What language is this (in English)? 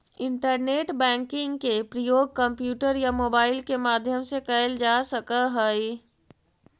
Magahi